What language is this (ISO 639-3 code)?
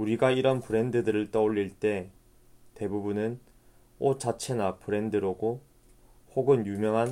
kor